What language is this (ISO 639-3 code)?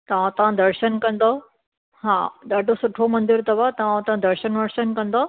snd